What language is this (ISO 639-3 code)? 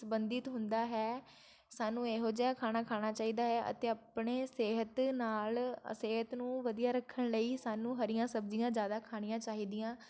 pan